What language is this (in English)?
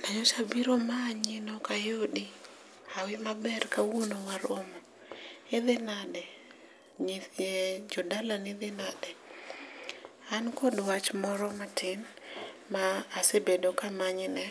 Luo (Kenya and Tanzania)